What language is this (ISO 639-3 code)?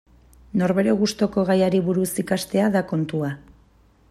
eus